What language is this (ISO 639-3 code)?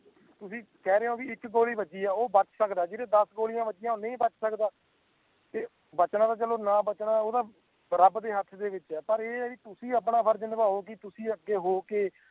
pan